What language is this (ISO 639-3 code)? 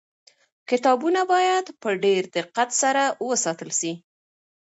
pus